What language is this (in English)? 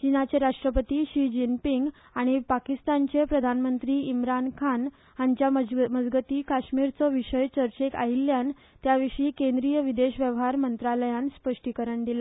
Konkani